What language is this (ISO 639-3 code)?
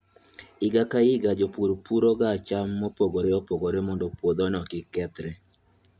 luo